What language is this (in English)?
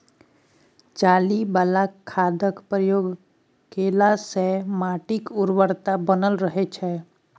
Maithili